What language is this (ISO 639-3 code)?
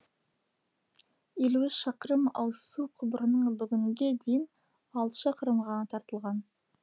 kaz